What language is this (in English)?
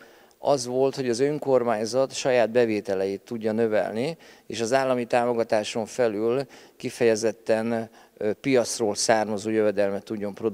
Hungarian